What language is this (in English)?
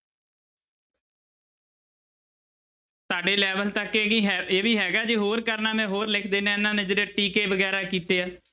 Punjabi